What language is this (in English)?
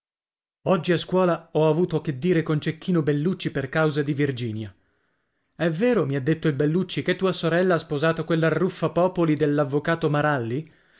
Italian